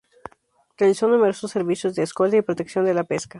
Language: Spanish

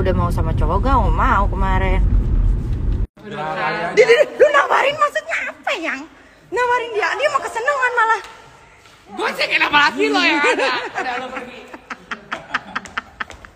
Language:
Indonesian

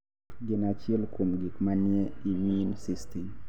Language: Luo (Kenya and Tanzania)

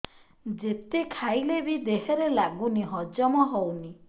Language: Odia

